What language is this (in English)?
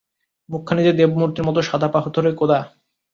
Bangla